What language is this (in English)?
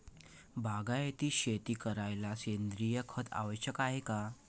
Marathi